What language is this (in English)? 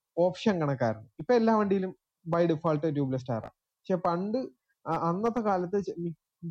Malayalam